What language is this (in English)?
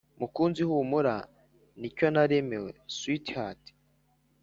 Kinyarwanda